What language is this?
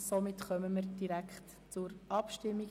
Swiss German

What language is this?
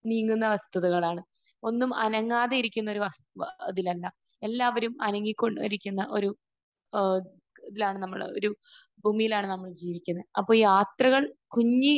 Malayalam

